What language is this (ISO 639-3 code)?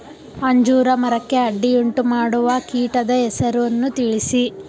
kan